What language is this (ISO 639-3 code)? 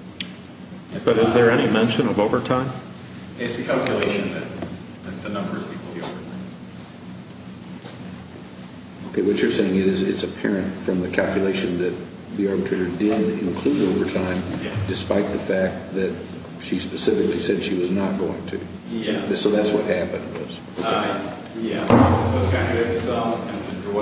eng